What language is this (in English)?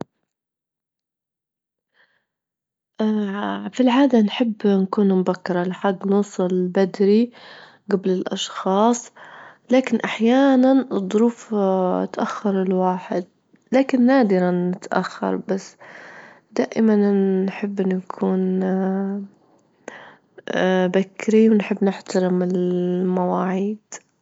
Libyan Arabic